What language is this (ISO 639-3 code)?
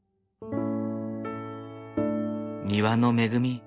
jpn